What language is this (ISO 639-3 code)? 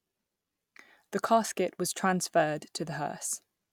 eng